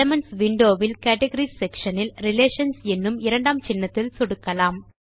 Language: Tamil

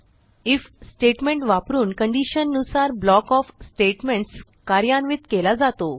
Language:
Marathi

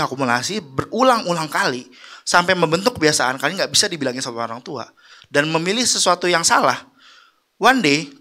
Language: Indonesian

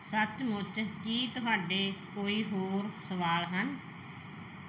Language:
Punjabi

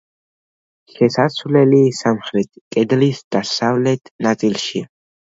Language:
Georgian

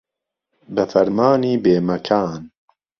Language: Central Kurdish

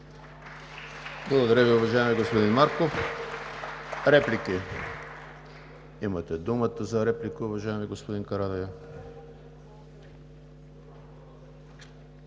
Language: Bulgarian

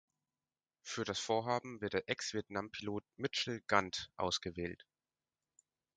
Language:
German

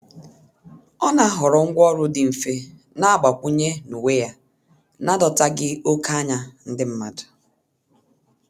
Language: Igbo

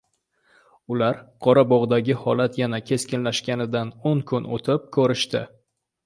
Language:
Uzbek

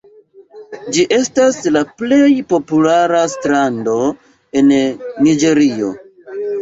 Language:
Esperanto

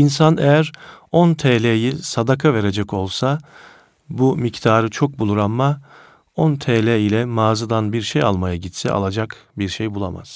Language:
Turkish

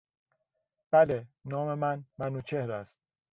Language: Persian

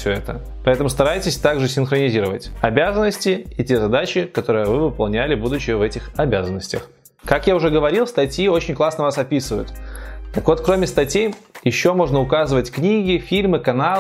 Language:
Russian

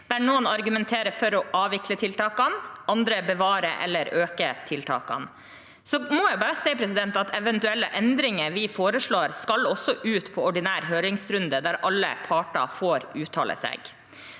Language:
Norwegian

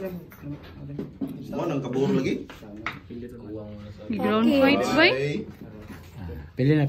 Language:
Indonesian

